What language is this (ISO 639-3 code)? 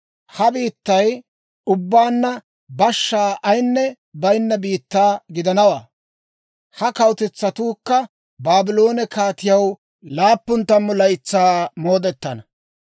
dwr